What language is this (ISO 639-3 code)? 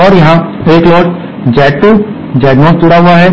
hin